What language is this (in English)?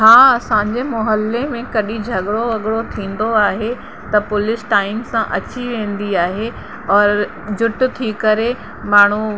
Sindhi